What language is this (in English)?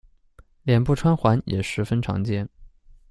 Chinese